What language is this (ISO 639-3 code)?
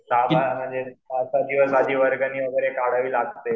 mar